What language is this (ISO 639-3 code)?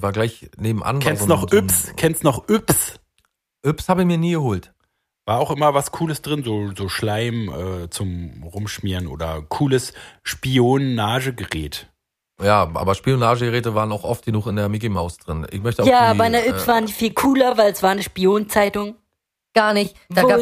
deu